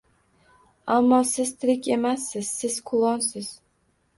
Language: Uzbek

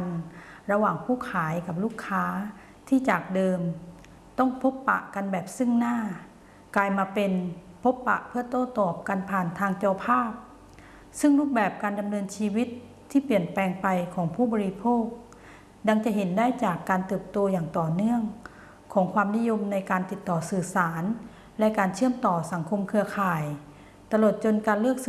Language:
Thai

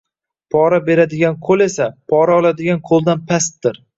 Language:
Uzbek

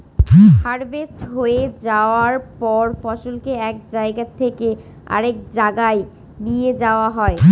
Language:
Bangla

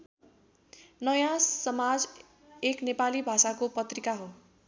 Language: Nepali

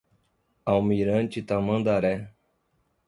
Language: Portuguese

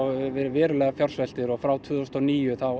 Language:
Icelandic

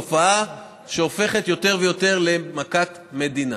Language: Hebrew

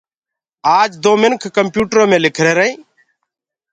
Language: Gurgula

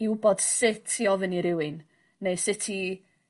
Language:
Welsh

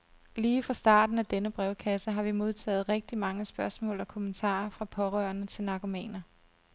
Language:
Danish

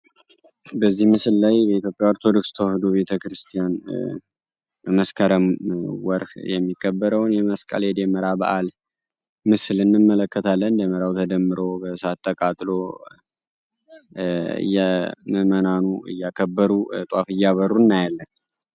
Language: Amharic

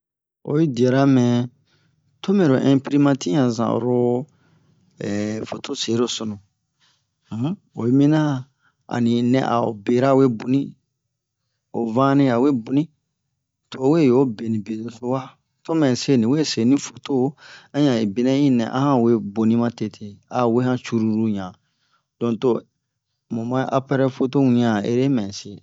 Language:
Bomu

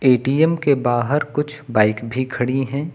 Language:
Hindi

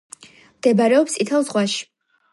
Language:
Georgian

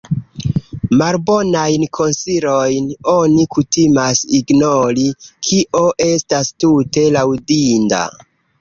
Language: Esperanto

